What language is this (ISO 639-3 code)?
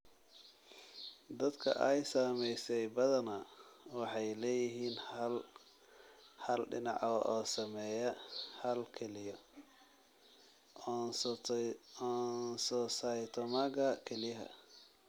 som